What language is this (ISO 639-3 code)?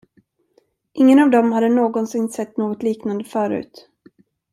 swe